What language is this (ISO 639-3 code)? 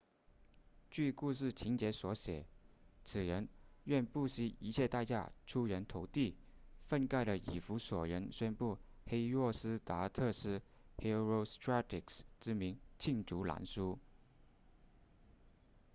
zho